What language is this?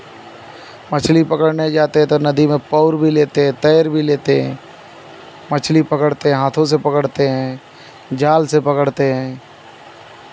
Hindi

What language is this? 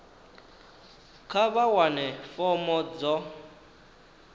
Venda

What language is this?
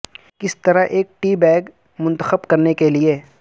Urdu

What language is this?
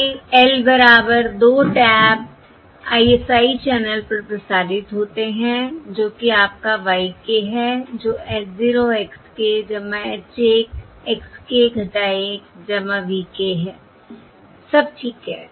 Hindi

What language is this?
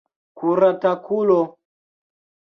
Esperanto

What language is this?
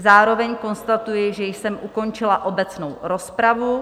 Czech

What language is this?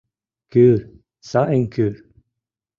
Mari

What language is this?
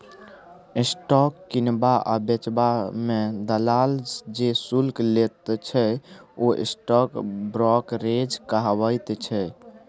Maithili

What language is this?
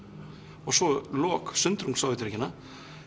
Icelandic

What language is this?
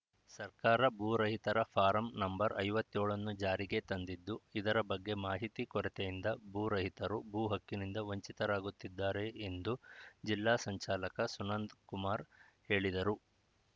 Kannada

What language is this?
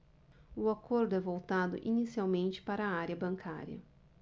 Portuguese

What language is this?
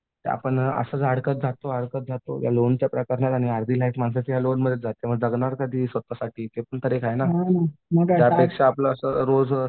Marathi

